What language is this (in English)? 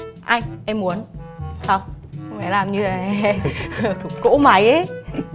Vietnamese